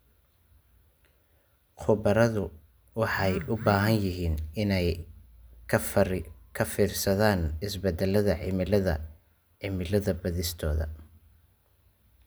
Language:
Somali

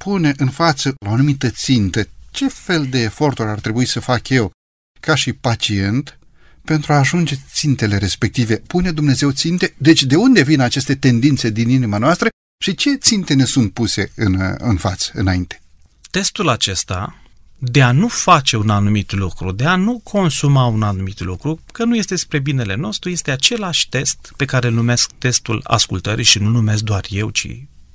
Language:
Romanian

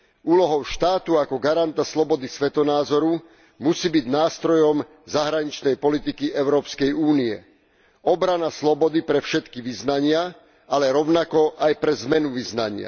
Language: Slovak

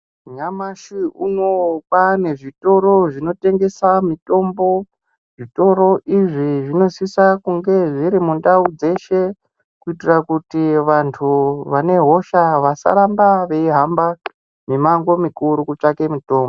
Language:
Ndau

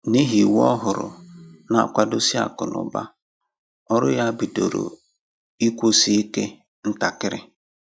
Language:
Igbo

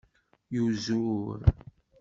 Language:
Kabyle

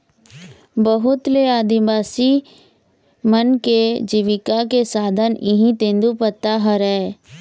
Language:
Chhattisgarhi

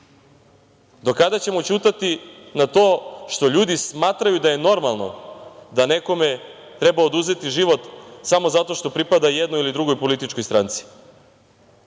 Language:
Serbian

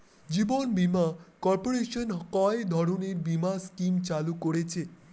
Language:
Bangla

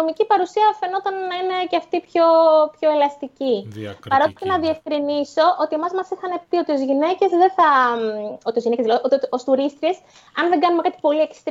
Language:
Greek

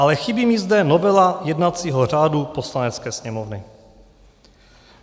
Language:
Czech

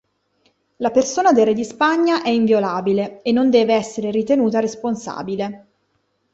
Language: Italian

